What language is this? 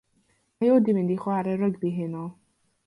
Welsh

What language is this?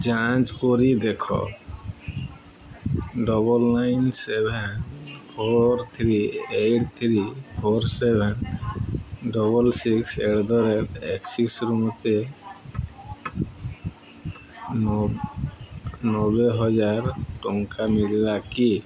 Odia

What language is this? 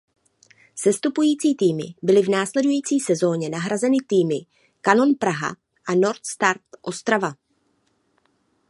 Czech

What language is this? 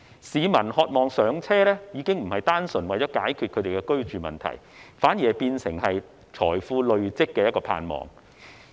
Cantonese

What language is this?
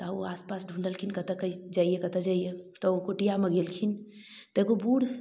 Maithili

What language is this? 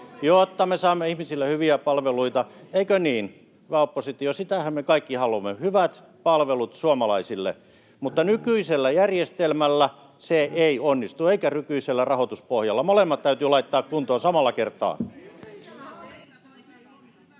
Finnish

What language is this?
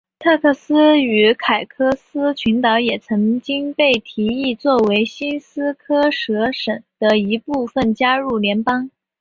Chinese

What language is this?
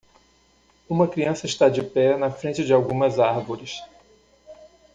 Portuguese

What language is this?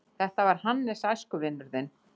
Icelandic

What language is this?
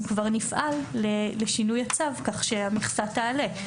Hebrew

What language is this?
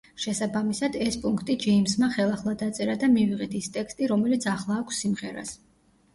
Georgian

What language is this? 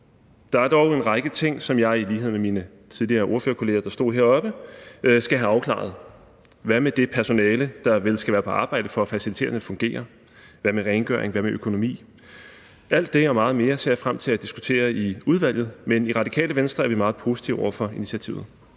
Danish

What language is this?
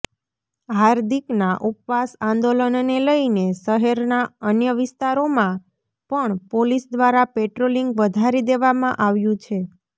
Gujarati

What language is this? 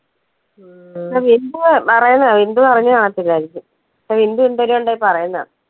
Malayalam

